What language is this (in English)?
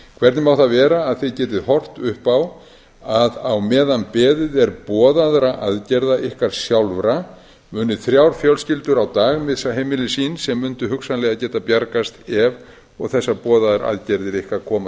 Icelandic